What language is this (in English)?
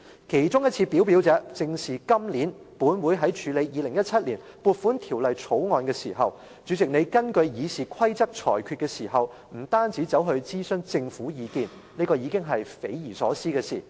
Cantonese